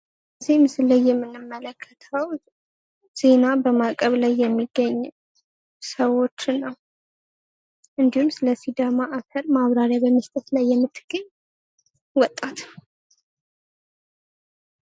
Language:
Amharic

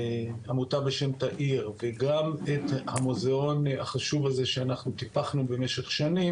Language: Hebrew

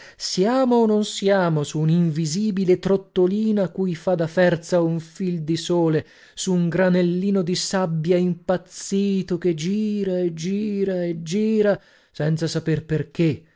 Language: Italian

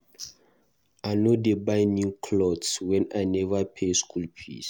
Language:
Nigerian Pidgin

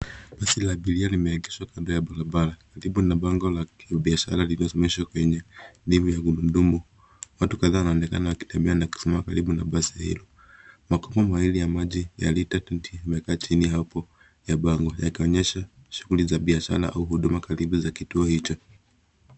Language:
Swahili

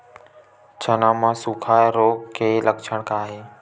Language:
Chhattisgarhi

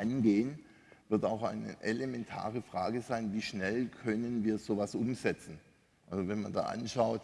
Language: German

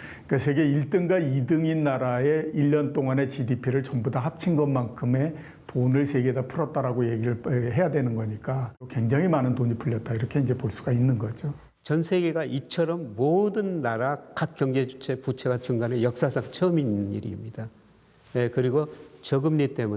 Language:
Korean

